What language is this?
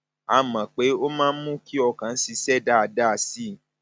Yoruba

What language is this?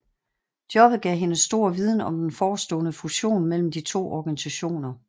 Danish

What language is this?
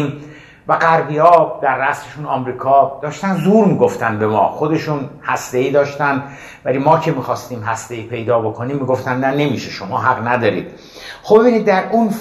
Persian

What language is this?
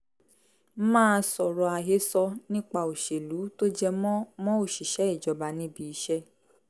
Yoruba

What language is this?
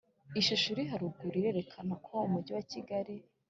Kinyarwanda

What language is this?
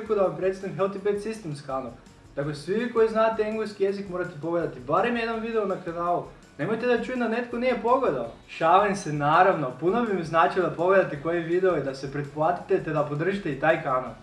Croatian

